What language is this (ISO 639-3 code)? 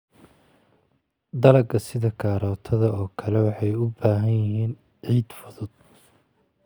som